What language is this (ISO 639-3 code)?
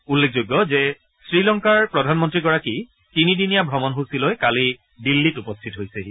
asm